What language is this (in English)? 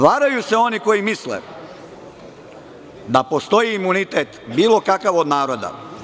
Serbian